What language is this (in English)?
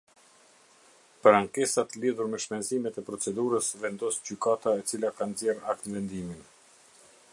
Albanian